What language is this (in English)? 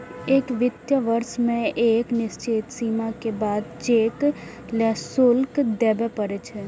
Maithili